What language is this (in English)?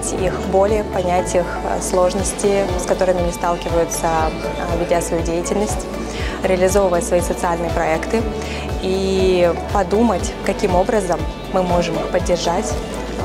Russian